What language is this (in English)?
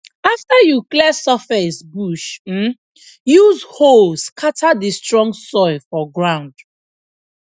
Nigerian Pidgin